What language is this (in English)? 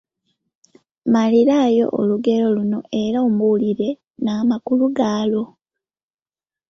Ganda